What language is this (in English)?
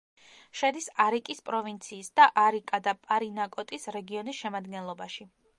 Georgian